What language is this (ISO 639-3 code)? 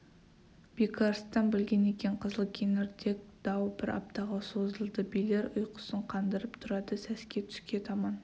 kaz